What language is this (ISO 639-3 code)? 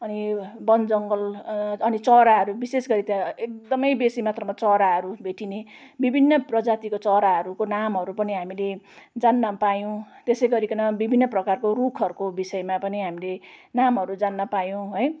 nep